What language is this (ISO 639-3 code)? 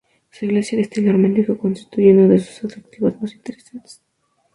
spa